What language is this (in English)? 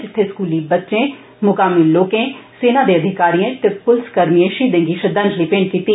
Dogri